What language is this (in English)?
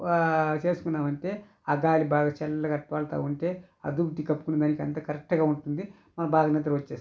Telugu